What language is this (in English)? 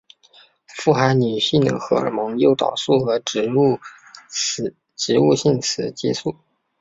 Chinese